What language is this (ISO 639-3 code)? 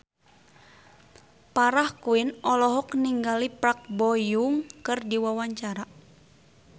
sun